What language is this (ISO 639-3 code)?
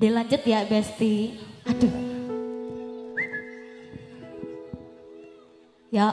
ind